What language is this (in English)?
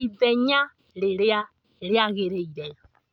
Kikuyu